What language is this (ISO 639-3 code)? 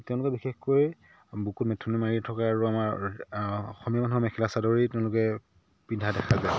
asm